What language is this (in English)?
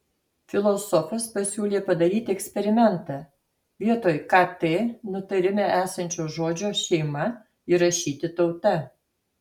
Lithuanian